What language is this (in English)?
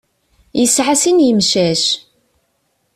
Kabyle